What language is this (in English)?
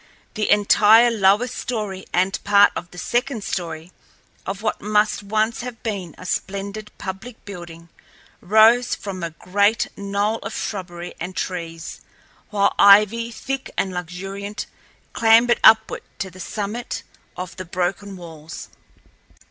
English